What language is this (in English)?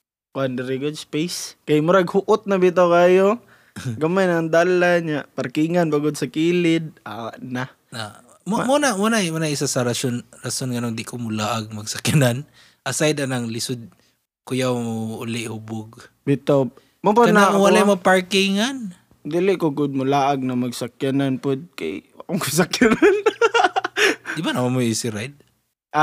Filipino